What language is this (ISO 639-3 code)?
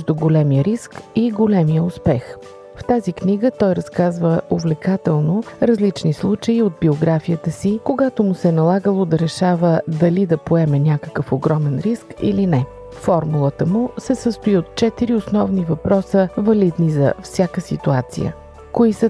bul